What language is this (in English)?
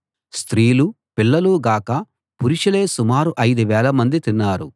Telugu